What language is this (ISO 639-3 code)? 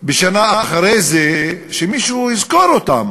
heb